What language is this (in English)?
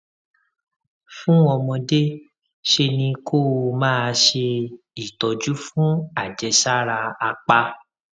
Yoruba